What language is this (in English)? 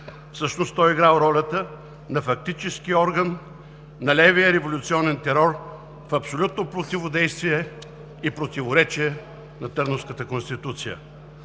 Bulgarian